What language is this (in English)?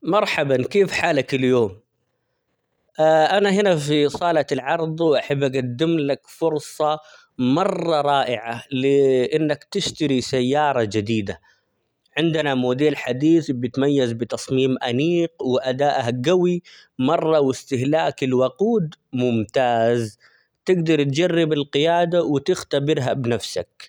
Omani Arabic